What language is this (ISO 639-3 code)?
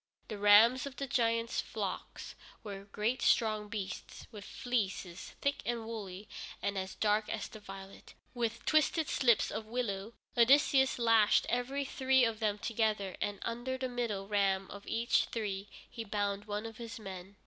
eng